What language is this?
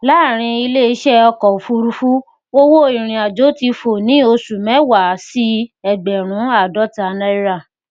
Yoruba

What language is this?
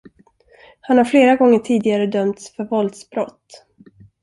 Swedish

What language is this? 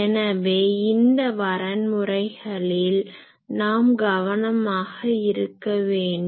Tamil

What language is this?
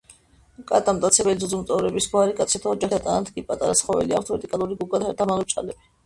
Georgian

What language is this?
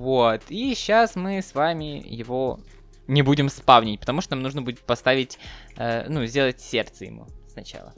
Russian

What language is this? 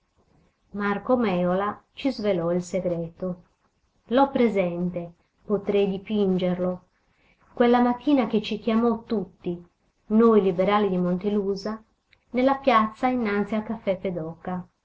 Italian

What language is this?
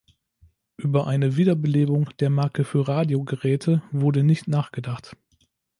German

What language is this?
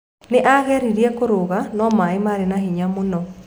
Kikuyu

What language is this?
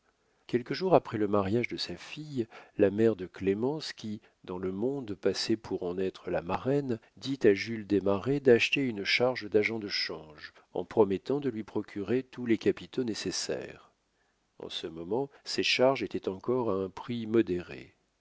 French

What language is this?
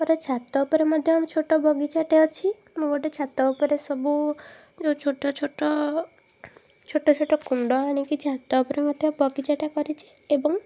Odia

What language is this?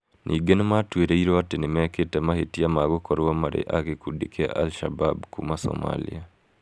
Kikuyu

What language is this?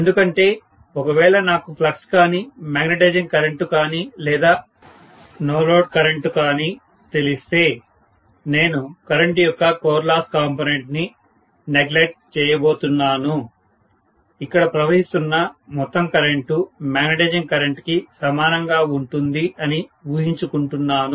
Telugu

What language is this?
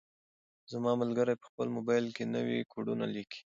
Pashto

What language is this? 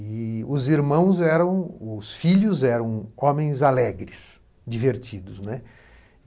Portuguese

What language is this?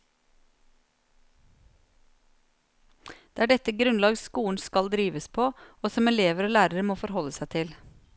Norwegian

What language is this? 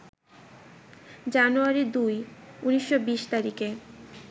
Bangla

